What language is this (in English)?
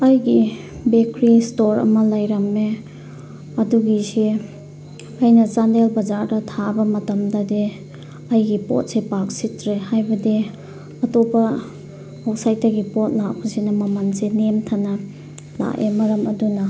Manipuri